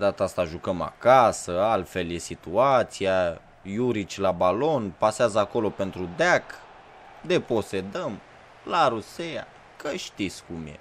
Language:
Romanian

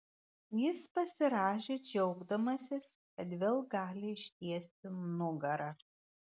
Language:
Lithuanian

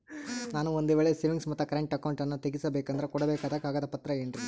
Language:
Kannada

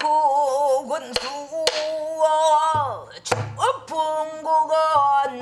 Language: Korean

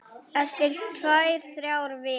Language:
Icelandic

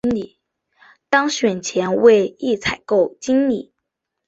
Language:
Chinese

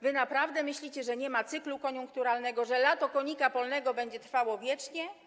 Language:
Polish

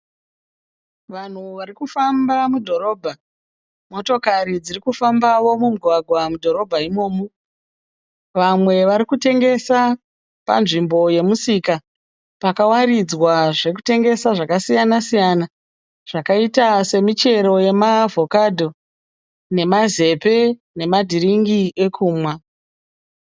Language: Shona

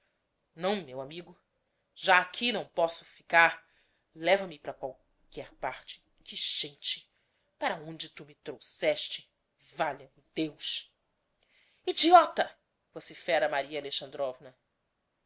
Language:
Portuguese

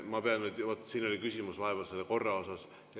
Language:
Estonian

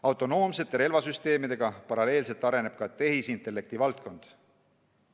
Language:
Estonian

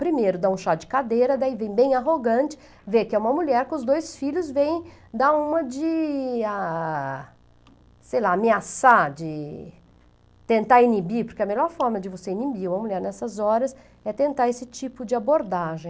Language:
Portuguese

